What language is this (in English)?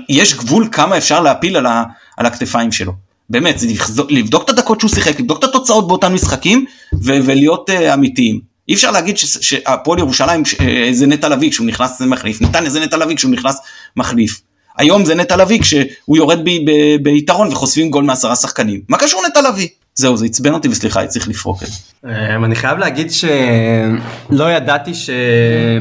Hebrew